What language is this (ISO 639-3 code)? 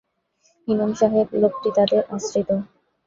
ben